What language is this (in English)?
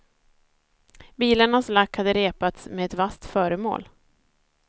Swedish